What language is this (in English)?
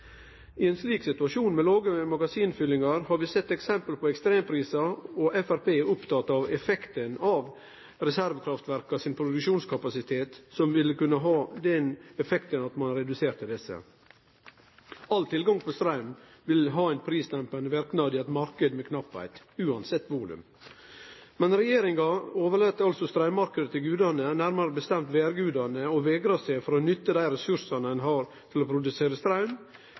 Norwegian Nynorsk